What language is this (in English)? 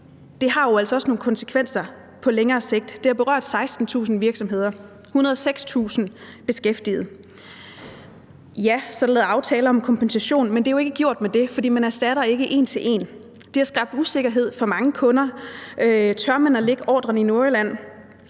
Danish